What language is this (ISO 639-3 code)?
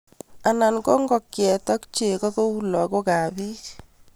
kln